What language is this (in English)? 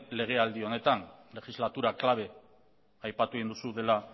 Basque